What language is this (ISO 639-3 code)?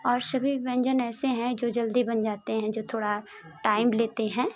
hin